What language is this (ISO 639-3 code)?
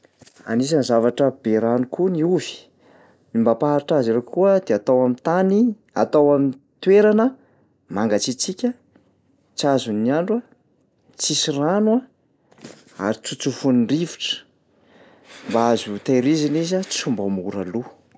mlg